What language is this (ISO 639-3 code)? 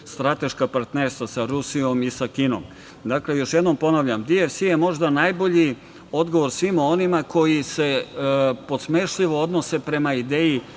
srp